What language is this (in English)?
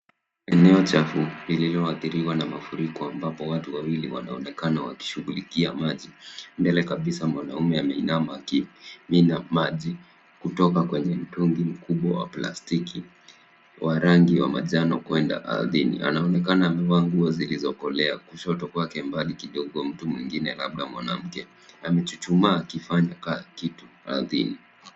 Swahili